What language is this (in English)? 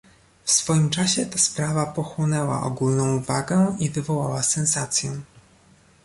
Polish